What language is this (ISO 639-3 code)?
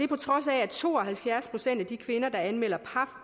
dan